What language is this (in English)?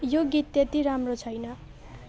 Nepali